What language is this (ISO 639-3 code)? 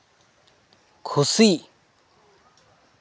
sat